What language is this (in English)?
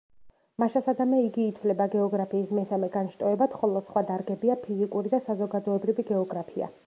Georgian